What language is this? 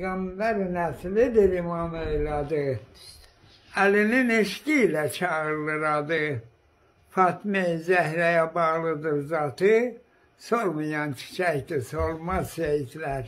Turkish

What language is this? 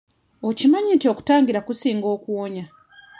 Ganda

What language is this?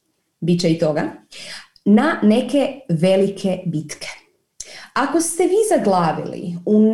Croatian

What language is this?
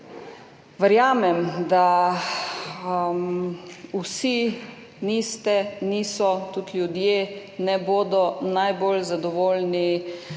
Slovenian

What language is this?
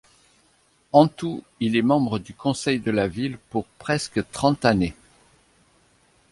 French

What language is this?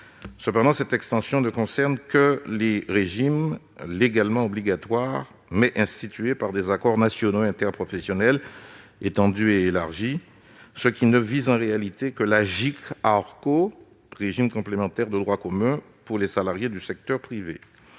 French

